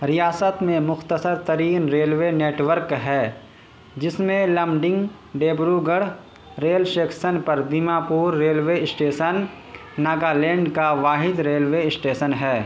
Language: Urdu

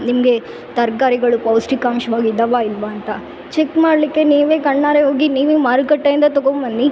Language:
Kannada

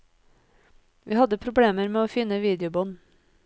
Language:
Norwegian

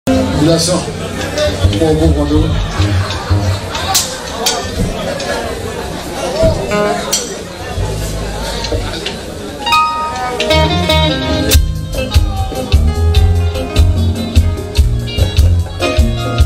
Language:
Romanian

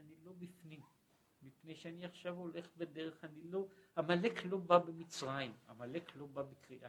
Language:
Hebrew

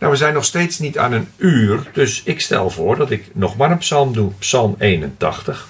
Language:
Dutch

